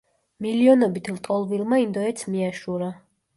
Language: Georgian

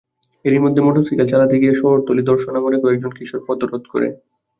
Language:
Bangla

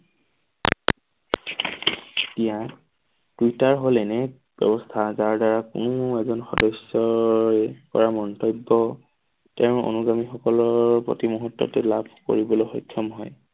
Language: Assamese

